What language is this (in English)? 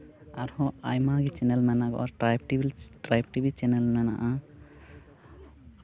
Santali